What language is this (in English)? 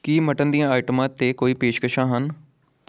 Punjabi